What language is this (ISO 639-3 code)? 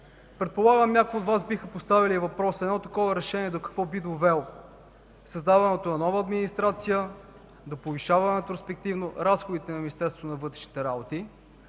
bul